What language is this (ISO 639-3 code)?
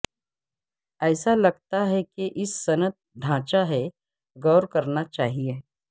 urd